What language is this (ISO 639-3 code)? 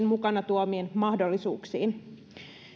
fin